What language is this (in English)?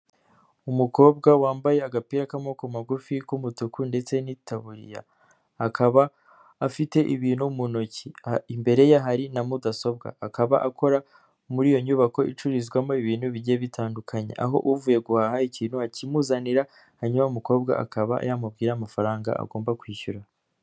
Kinyarwanda